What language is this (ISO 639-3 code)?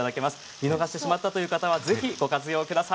jpn